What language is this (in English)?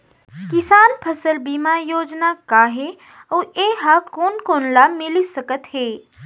Chhattisgarhi